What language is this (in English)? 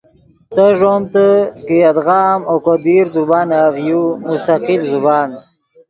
Yidgha